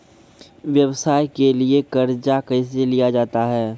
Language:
Maithili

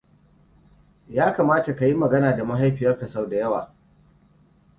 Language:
Hausa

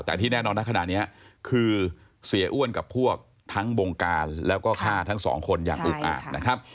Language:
Thai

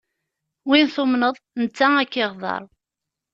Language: Kabyle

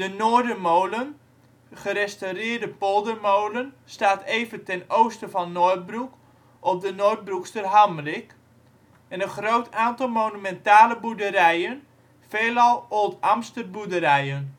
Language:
Dutch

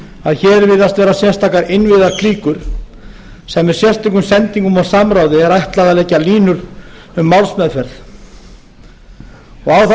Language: Icelandic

